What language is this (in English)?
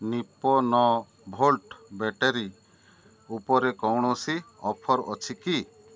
Odia